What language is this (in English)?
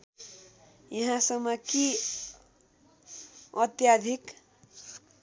Nepali